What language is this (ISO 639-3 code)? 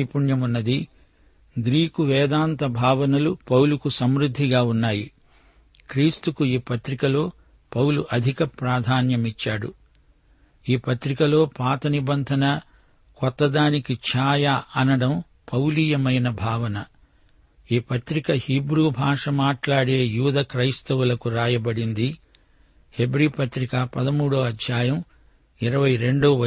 tel